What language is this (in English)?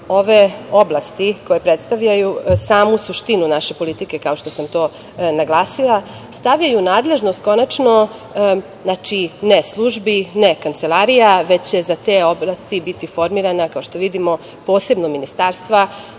Serbian